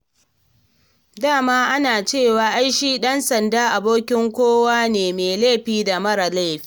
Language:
Hausa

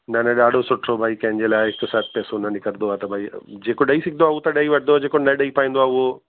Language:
Sindhi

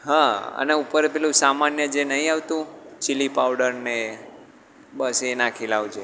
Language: Gujarati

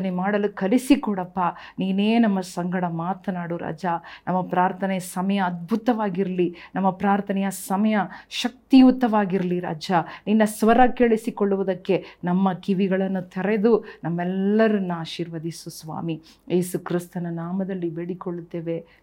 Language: Kannada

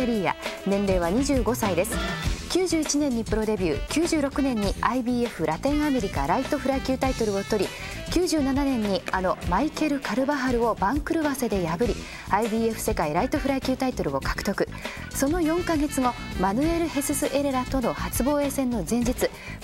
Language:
Japanese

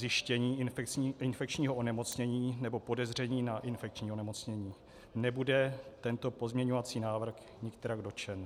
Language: Czech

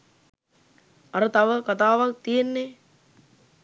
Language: Sinhala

